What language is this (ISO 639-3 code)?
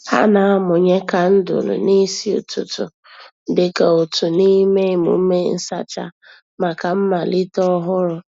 ibo